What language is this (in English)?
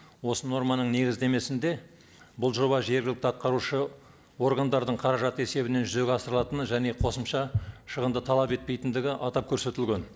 Kazakh